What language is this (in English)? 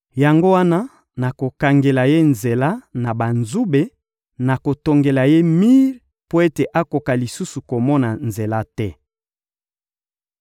Lingala